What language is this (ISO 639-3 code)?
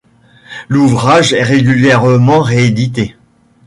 fra